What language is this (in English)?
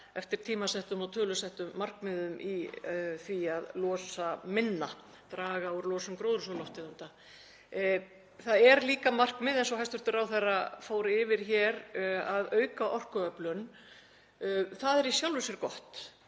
Icelandic